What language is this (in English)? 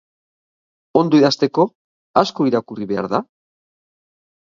Basque